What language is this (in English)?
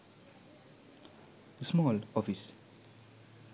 Sinhala